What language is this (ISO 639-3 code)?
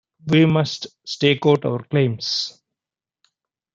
eng